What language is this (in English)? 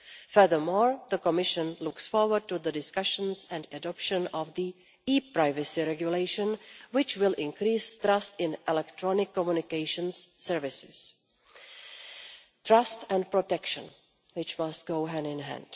English